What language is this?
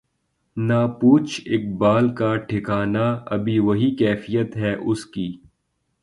Urdu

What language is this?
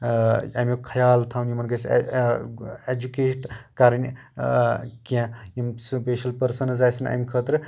Kashmiri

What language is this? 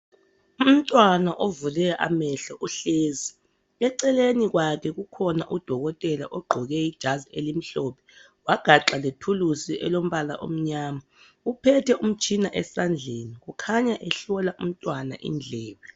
North Ndebele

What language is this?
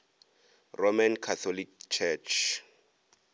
Northern Sotho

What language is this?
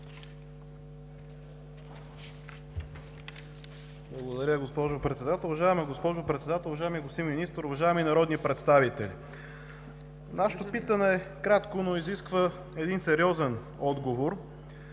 Bulgarian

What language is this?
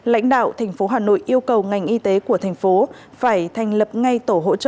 Vietnamese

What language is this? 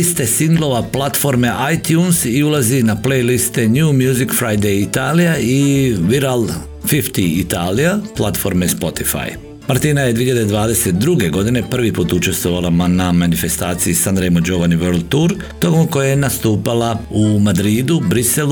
Croatian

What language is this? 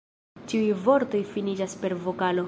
Esperanto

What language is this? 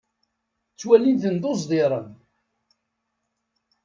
Kabyle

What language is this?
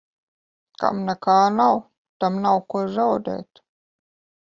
Latvian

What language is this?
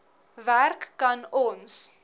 Afrikaans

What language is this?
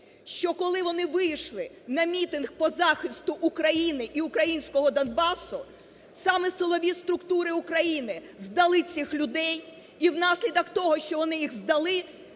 Ukrainian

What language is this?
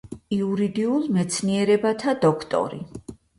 Georgian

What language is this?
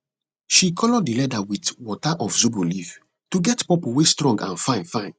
Nigerian Pidgin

